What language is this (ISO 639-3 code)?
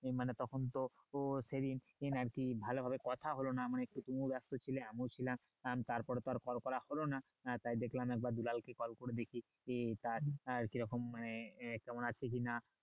ben